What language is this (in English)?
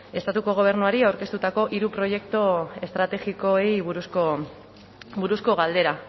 Basque